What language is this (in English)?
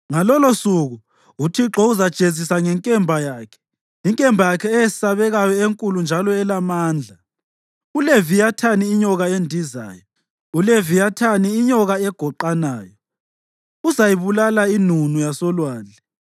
North Ndebele